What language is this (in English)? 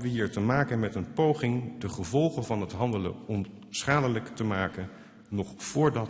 Dutch